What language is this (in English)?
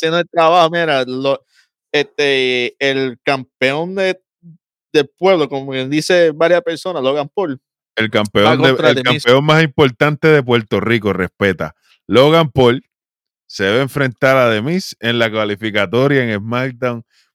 Spanish